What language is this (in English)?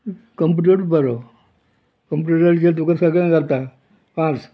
Konkani